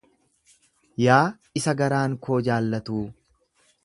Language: Oromo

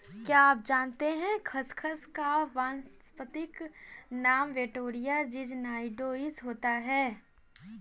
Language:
Hindi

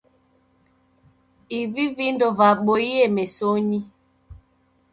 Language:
Taita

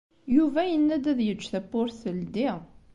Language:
Kabyle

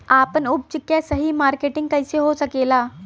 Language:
Bhojpuri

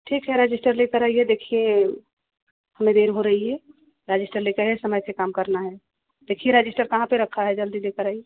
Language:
Hindi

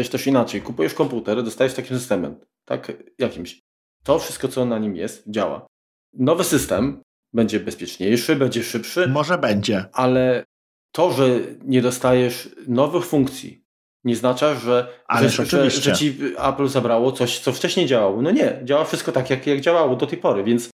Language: Polish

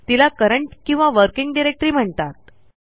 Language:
Marathi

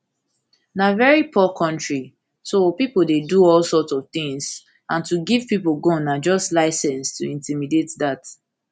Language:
Nigerian Pidgin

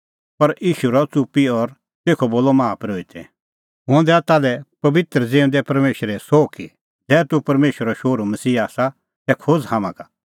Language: Kullu Pahari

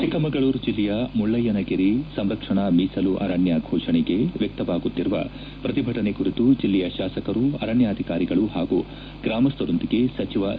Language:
Kannada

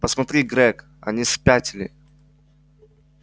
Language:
Russian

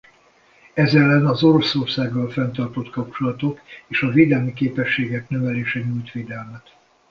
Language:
Hungarian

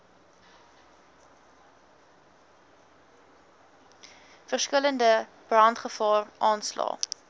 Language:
Afrikaans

